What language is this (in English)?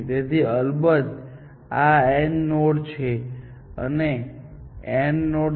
Gujarati